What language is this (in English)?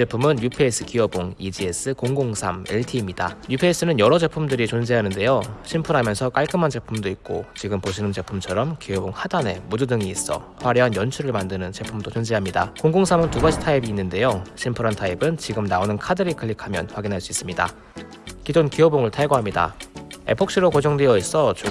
Korean